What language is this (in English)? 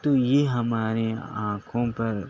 Urdu